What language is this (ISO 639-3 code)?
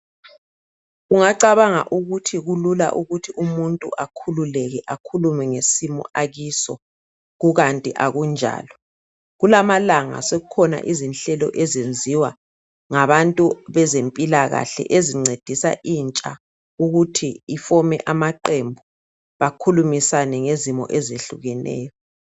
nde